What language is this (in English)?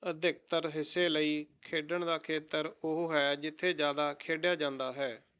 Punjabi